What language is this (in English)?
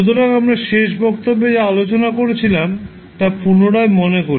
Bangla